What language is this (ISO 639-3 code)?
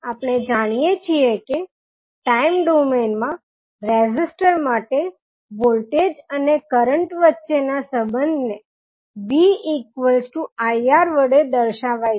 guj